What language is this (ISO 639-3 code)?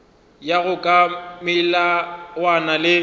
nso